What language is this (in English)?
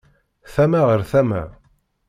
Kabyle